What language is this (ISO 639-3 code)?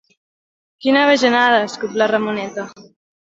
cat